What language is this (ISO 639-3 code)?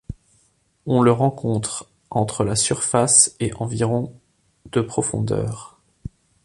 fra